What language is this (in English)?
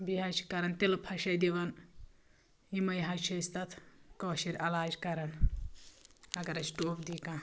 Kashmiri